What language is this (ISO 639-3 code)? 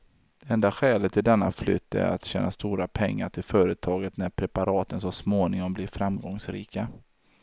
swe